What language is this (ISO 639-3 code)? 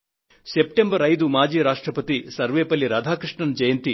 tel